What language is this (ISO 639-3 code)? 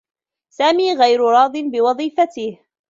ara